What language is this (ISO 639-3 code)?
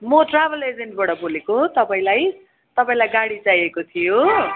nep